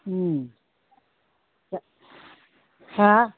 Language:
Bodo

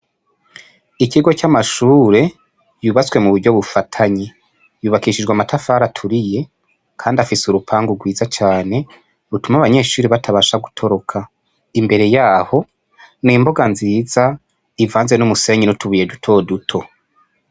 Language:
Rundi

